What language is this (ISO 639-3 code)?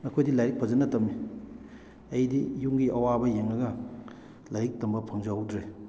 mni